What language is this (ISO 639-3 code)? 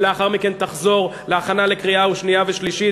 heb